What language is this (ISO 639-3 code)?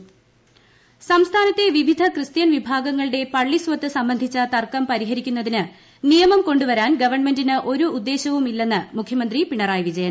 mal